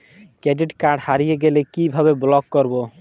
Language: Bangla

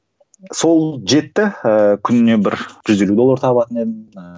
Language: Kazakh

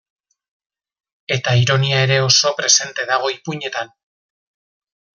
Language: Basque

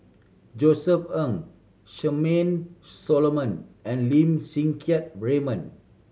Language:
English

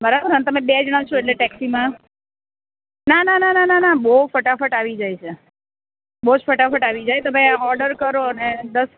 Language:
Gujarati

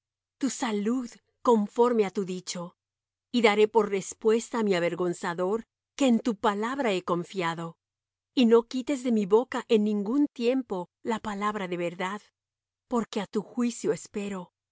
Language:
Spanish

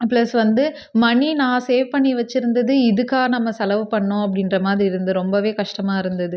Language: Tamil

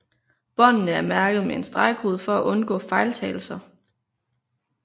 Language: Danish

